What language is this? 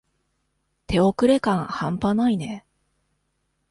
Japanese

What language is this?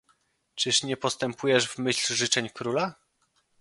Polish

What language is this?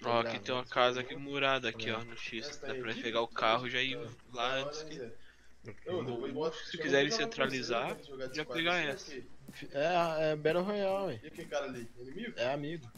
Portuguese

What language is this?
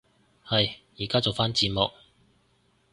Cantonese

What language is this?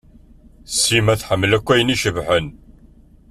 Kabyle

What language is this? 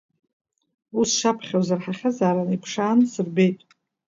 Abkhazian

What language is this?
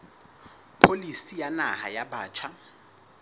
Southern Sotho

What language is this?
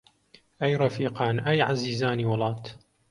Central Kurdish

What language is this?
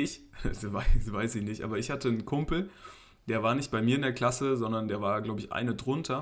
German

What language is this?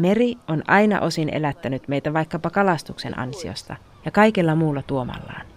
Finnish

